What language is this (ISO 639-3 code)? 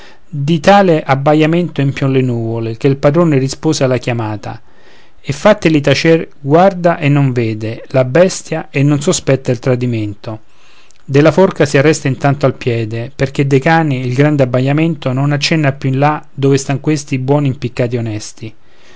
ita